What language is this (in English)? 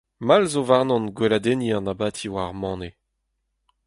Breton